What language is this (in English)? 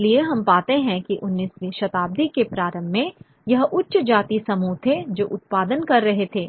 Hindi